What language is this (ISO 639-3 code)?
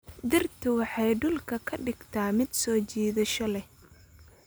som